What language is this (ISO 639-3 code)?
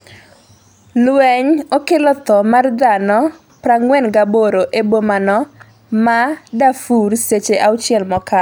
luo